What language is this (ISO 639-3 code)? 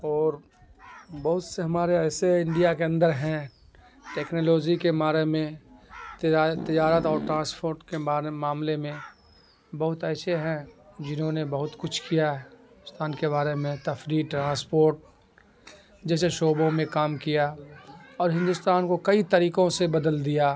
urd